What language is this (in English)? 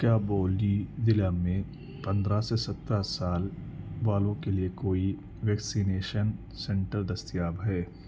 Urdu